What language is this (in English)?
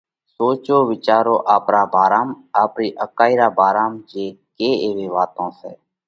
Parkari Koli